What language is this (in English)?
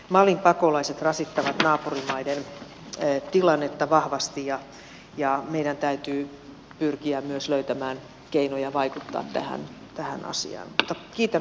Finnish